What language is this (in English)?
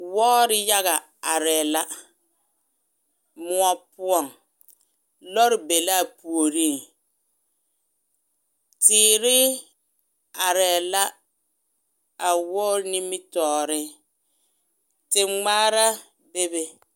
Southern Dagaare